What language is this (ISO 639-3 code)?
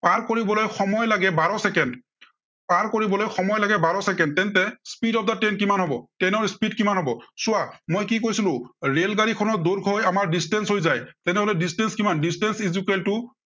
asm